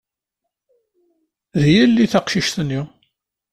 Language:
Kabyle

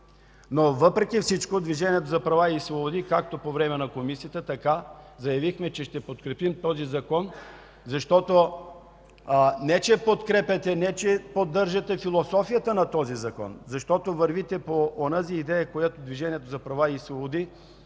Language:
Bulgarian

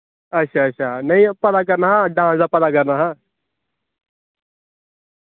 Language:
Dogri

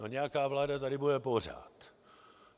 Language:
Czech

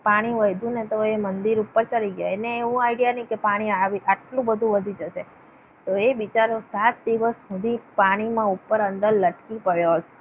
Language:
Gujarati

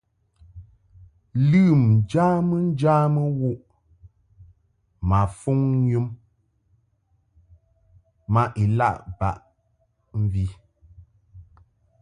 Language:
Mungaka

